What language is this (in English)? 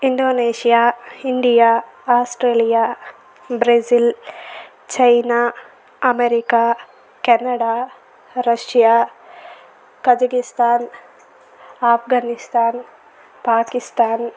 Telugu